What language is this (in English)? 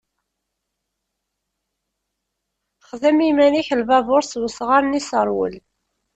Kabyle